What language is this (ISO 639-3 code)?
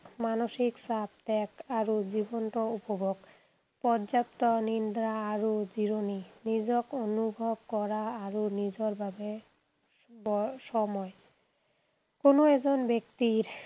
asm